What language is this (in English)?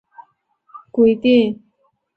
Chinese